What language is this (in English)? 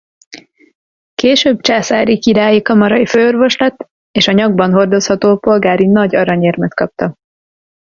Hungarian